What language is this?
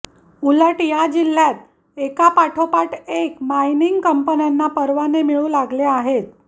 Marathi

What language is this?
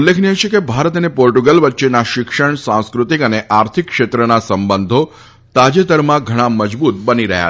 Gujarati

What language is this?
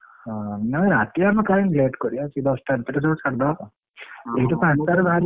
Odia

